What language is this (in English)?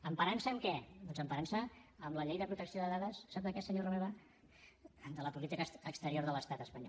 Catalan